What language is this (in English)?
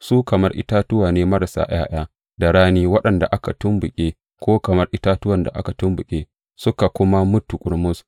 Hausa